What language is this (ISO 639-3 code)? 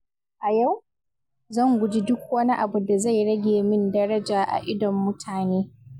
hau